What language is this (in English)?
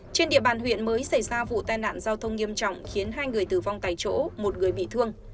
Vietnamese